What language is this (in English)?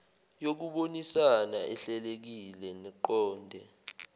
Zulu